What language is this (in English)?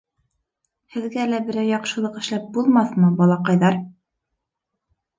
Bashkir